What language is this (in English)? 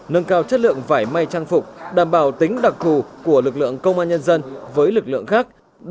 Vietnamese